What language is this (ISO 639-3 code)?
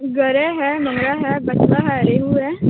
urd